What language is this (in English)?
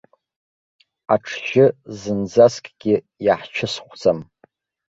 Abkhazian